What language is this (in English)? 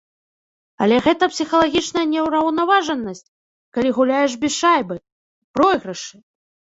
Belarusian